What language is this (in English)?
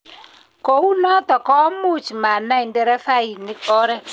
Kalenjin